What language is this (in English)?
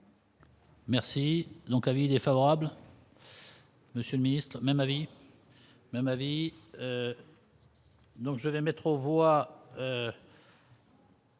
French